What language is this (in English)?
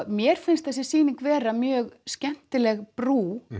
Icelandic